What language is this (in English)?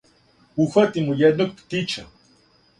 Serbian